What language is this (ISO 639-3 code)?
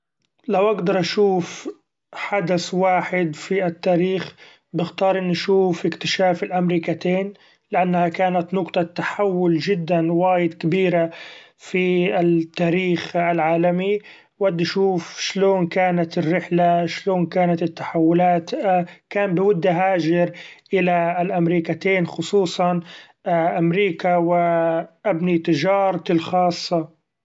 afb